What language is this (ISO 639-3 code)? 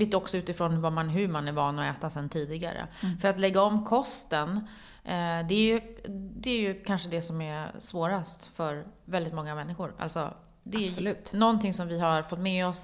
swe